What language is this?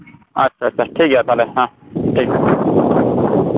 Santali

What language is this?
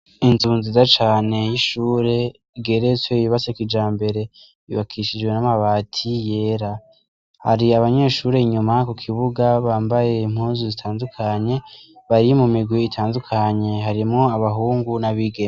Rundi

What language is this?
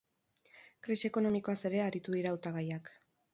Basque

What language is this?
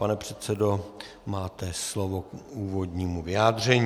Czech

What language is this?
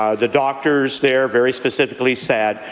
English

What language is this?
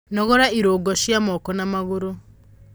Kikuyu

